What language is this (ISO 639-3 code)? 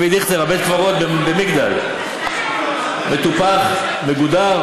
heb